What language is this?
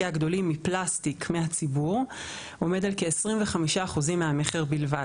Hebrew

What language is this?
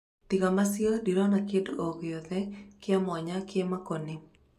Kikuyu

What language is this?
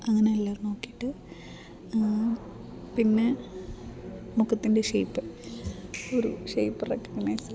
Malayalam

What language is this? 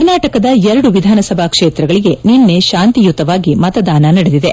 Kannada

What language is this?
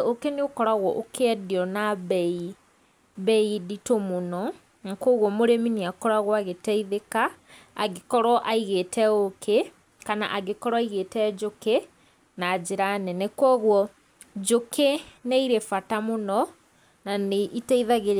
Kikuyu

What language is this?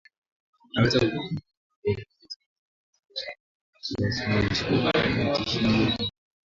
Swahili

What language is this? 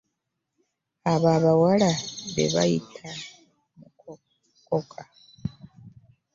Ganda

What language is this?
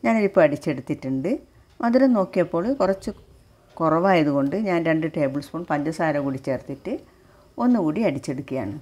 Malayalam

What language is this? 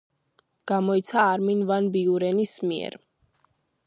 Georgian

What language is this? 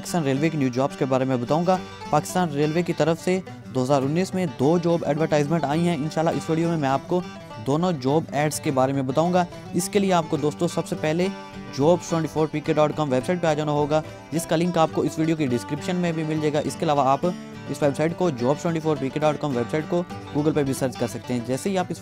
Hindi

